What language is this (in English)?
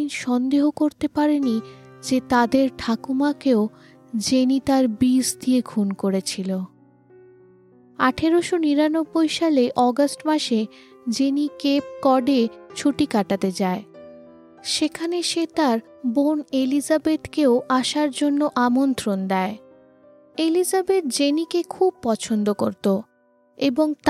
Bangla